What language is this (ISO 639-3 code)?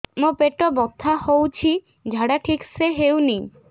ori